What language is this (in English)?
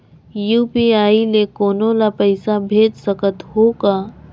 Chhattisgarhi